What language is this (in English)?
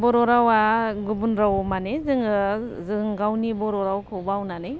Bodo